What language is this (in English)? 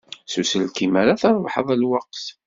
Kabyle